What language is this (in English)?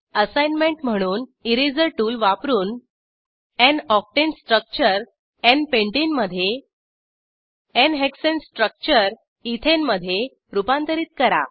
Marathi